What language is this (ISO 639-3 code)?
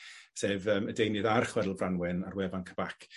cym